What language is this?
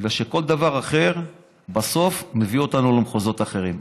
Hebrew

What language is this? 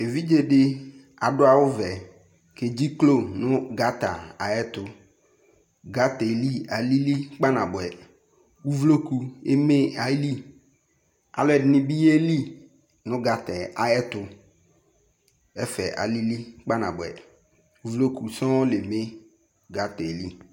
Ikposo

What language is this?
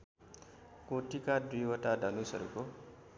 Nepali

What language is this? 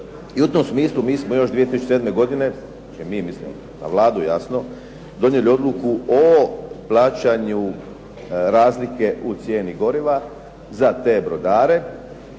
Croatian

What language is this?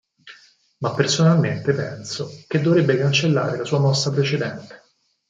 Italian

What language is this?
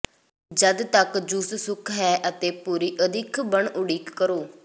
Punjabi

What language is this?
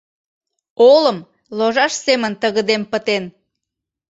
Mari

